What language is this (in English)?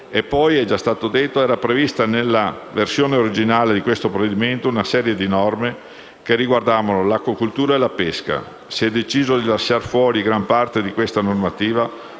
Italian